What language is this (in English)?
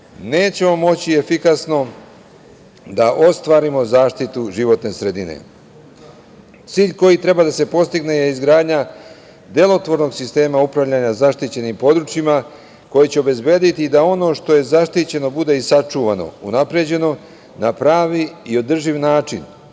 Serbian